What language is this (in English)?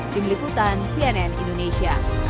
Indonesian